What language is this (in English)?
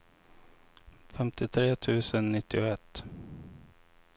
Swedish